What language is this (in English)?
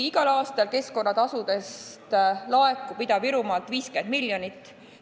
Estonian